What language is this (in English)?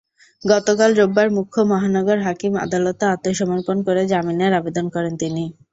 Bangla